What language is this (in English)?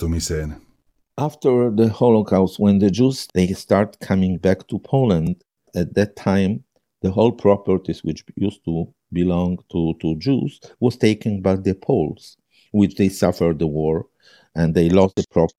Finnish